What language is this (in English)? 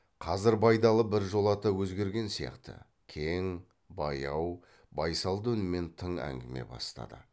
Kazakh